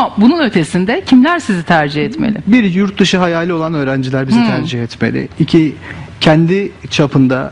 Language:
Turkish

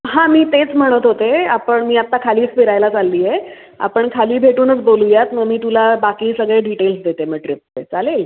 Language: Marathi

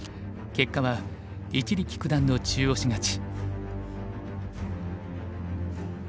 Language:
Japanese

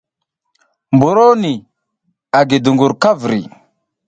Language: South Giziga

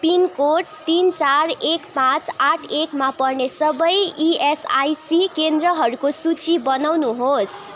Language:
Nepali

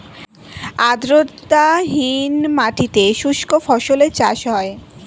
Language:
Bangla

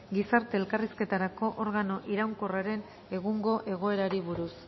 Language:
Basque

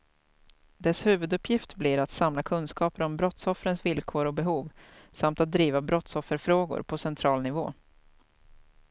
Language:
Swedish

